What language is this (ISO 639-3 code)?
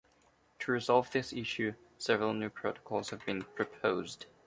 eng